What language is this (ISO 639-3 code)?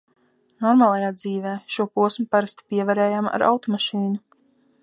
lav